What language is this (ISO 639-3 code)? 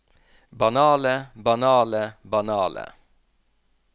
nor